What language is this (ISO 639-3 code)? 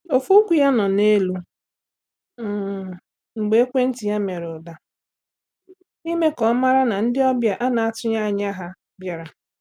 ibo